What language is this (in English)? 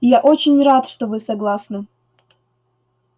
Russian